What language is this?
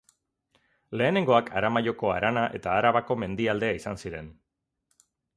Basque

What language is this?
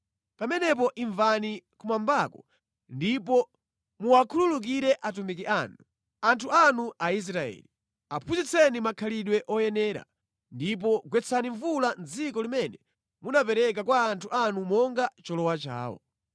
Nyanja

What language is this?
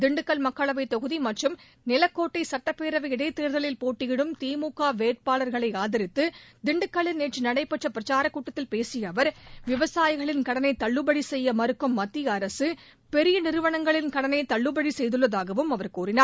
Tamil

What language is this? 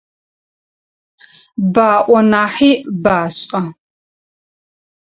Adyghe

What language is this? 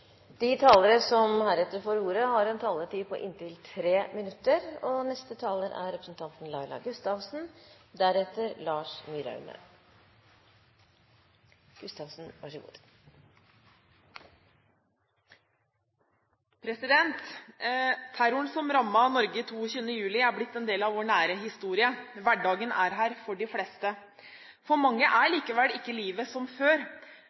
Norwegian Bokmål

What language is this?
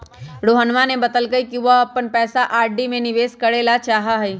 Magahi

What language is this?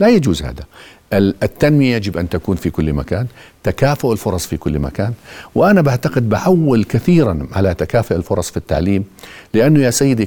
Arabic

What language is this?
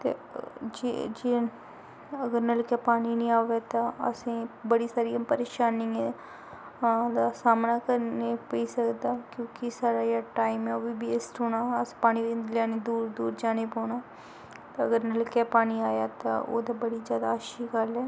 Dogri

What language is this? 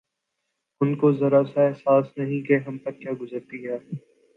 Urdu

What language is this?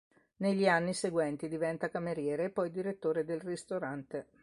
Italian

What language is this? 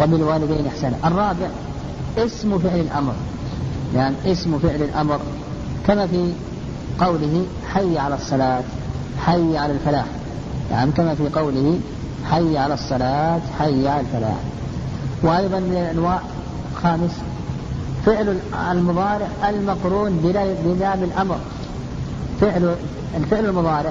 Arabic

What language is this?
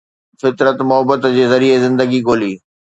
Sindhi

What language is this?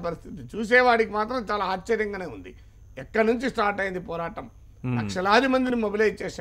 Telugu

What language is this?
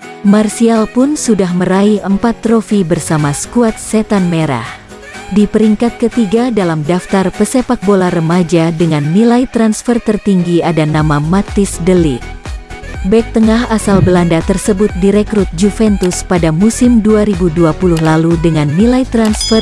Indonesian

